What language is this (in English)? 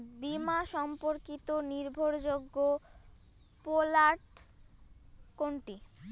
Bangla